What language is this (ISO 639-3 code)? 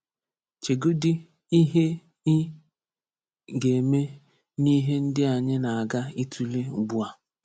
ibo